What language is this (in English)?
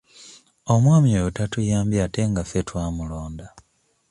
Ganda